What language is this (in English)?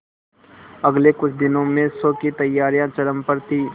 Hindi